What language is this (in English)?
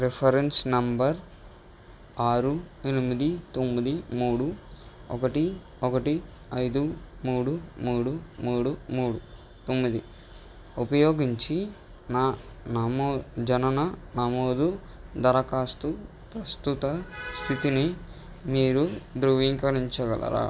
Telugu